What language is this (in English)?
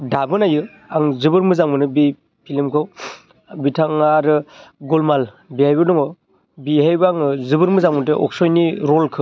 Bodo